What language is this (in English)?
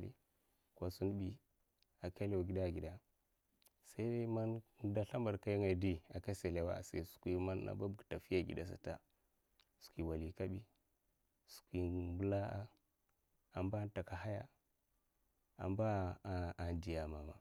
Mafa